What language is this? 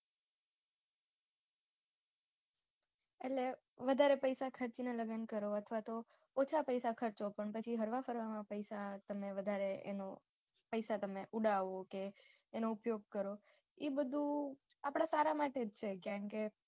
Gujarati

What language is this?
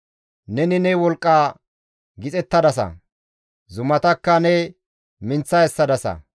Gamo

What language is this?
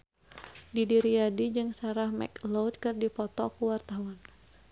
Sundanese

